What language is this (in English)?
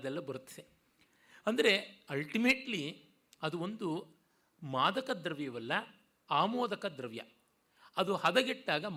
Kannada